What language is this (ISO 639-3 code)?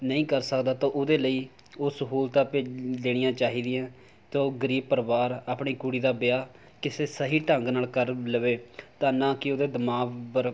pan